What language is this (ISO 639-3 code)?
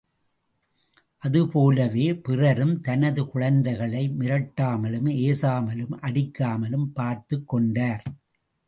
tam